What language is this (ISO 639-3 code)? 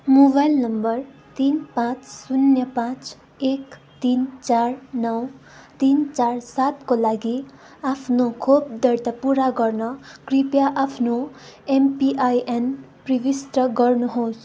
nep